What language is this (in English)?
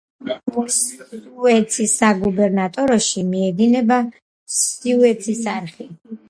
Georgian